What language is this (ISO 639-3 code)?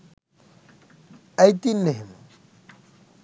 sin